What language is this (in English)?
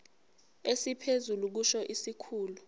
Zulu